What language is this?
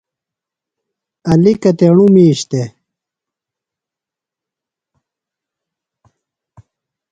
Phalura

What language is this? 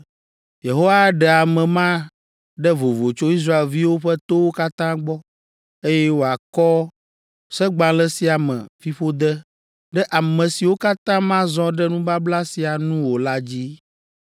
Ewe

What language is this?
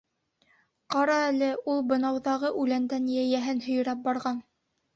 Bashkir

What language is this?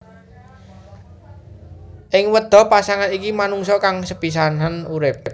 Javanese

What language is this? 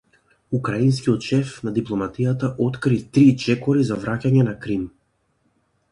Macedonian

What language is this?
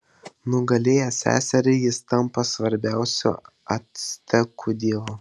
Lithuanian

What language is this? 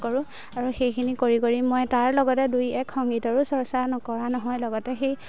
Assamese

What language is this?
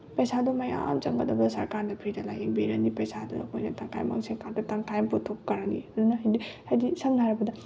Manipuri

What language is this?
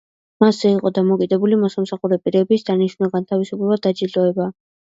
Georgian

